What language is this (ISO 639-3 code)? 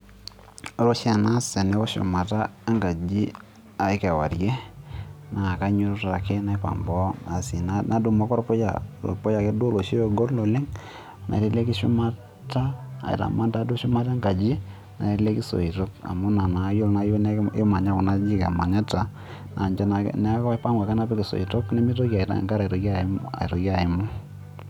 mas